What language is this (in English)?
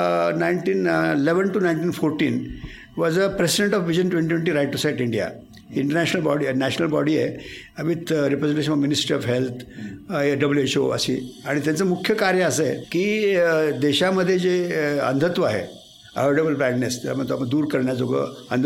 Marathi